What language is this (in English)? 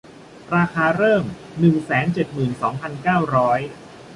Thai